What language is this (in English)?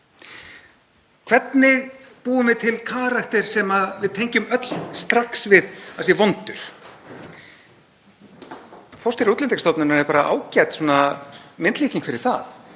Icelandic